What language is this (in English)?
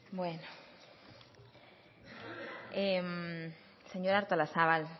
Basque